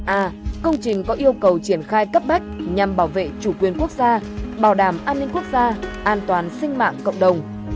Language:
Vietnamese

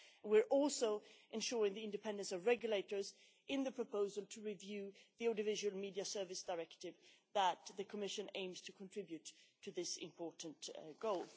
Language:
English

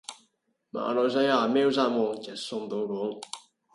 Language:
Cantonese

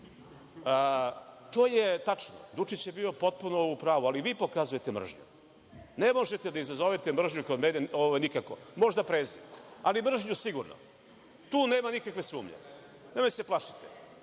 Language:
Serbian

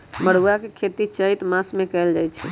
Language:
Magahi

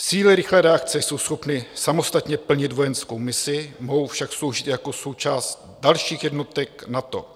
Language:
Czech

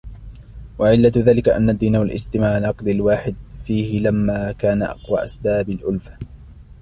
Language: Arabic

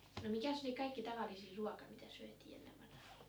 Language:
Finnish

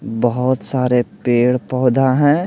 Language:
Hindi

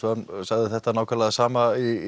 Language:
Icelandic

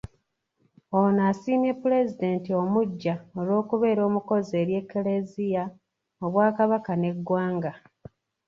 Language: Ganda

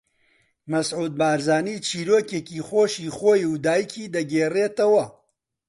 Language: Central Kurdish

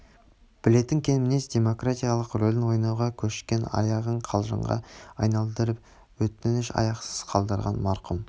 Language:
Kazakh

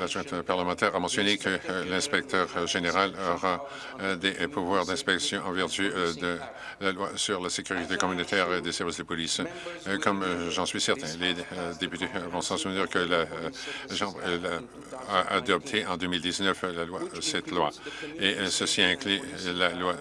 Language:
French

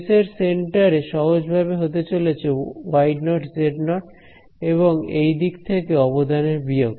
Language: Bangla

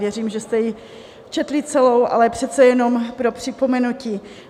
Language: Czech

